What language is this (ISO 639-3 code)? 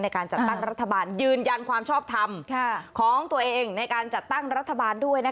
tha